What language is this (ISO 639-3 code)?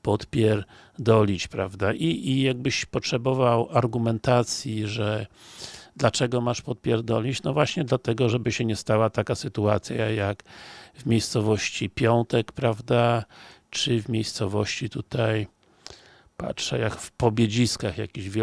pol